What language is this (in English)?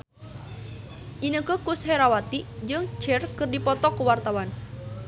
Sundanese